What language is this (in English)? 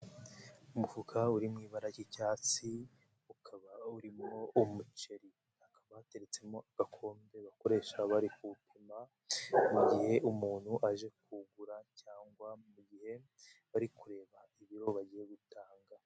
Kinyarwanda